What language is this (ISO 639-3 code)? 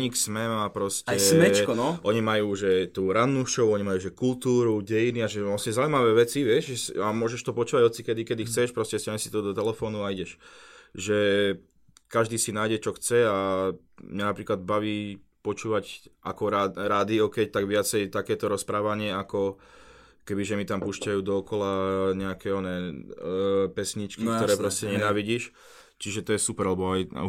slk